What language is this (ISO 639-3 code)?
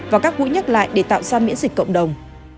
vie